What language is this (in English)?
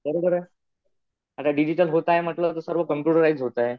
Marathi